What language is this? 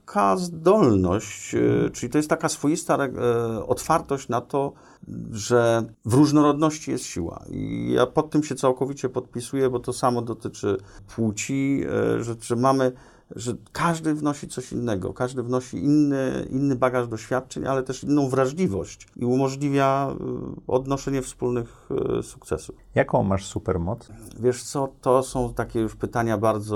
Polish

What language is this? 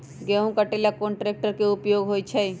Magahi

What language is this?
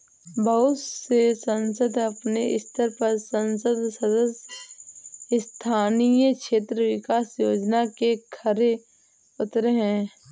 Hindi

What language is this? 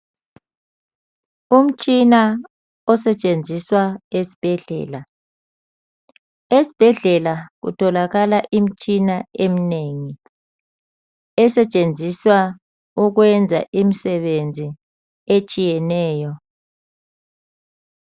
North Ndebele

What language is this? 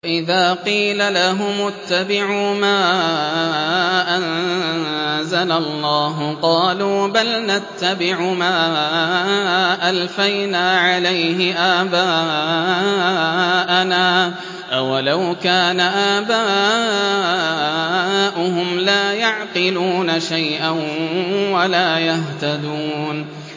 Arabic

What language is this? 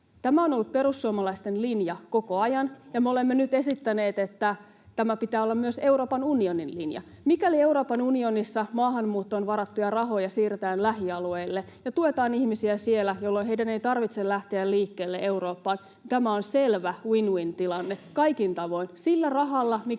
Finnish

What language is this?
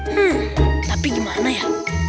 Indonesian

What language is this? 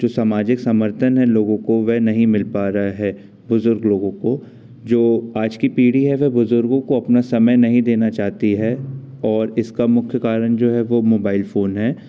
Hindi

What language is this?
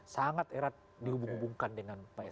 Indonesian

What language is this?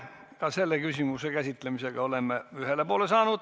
Estonian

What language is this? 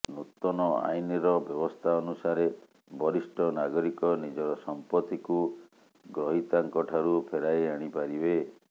Odia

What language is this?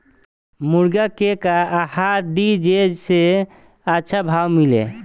Bhojpuri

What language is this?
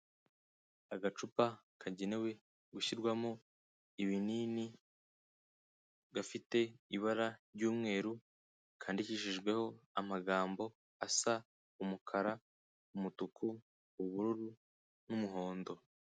Kinyarwanda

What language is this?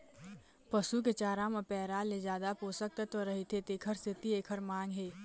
Chhattisgarhi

